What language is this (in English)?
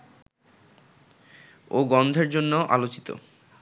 Bangla